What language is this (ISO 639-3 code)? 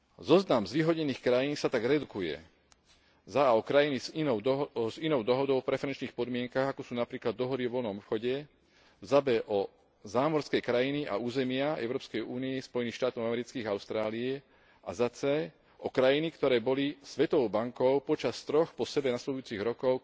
slk